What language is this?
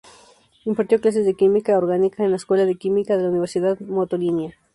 Spanish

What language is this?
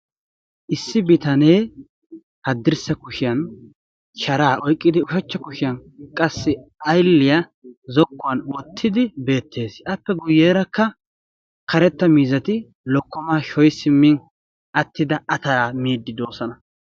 Wolaytta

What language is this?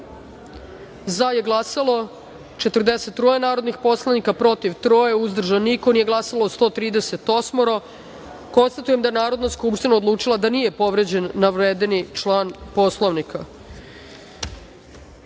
Serbian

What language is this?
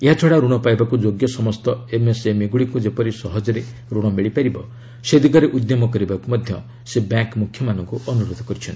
Odia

